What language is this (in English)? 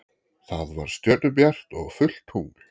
Icelandic